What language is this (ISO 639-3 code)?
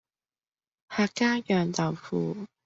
yue